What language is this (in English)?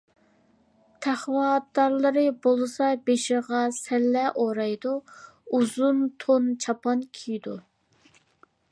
Uyghur